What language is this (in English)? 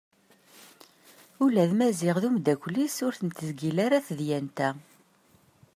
Kabyle